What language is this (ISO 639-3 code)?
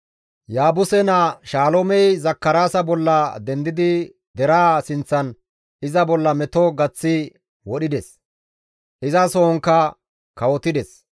gmv